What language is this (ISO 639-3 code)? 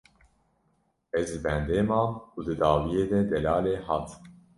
kur